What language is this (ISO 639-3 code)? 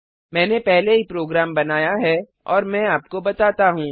hin